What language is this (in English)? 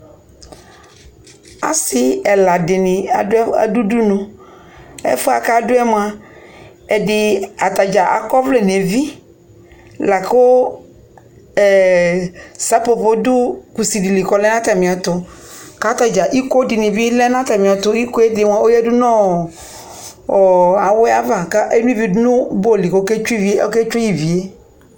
Ikposo